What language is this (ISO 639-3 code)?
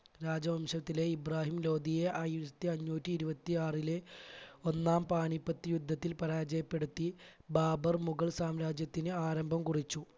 mal